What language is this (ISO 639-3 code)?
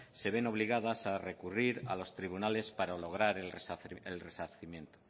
spa